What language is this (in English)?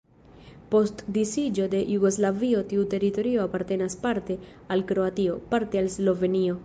Esperanto